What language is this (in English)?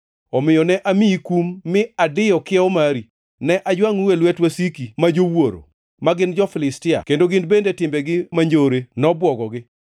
Luo (Kenya and Tanzania)